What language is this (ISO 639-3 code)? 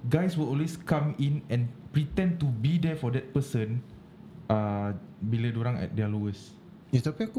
msa